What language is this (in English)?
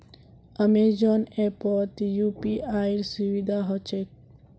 Magahi